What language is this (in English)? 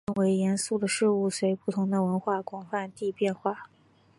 Chinese